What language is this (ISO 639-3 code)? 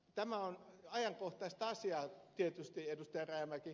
fin